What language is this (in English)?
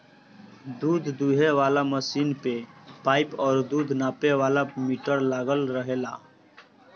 Bhojpuri